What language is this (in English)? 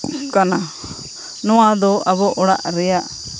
Santali